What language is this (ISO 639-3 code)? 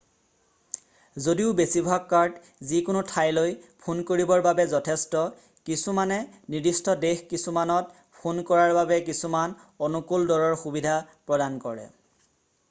asm